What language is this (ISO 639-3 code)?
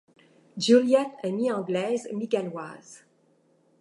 fra